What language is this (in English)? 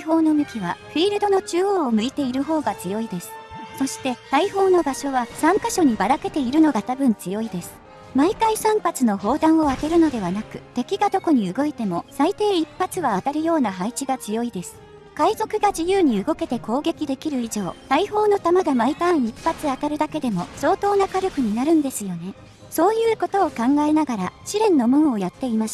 Japanese